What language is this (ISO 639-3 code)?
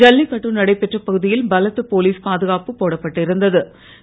tam